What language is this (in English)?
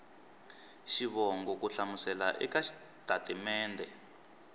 Tsonga